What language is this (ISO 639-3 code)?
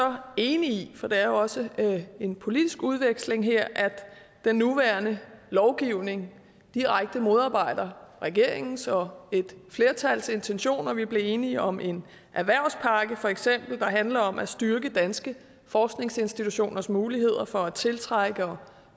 dan